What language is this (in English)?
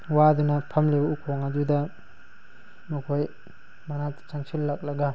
Manipuri